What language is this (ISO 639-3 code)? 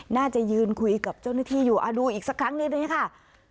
tha